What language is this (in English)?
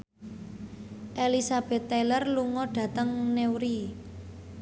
Javanese